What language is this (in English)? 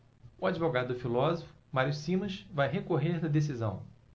Portuguese